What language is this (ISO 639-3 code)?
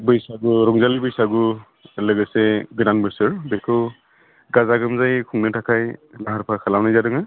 brx